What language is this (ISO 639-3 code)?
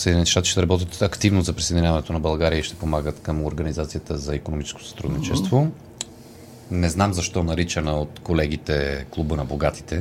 bul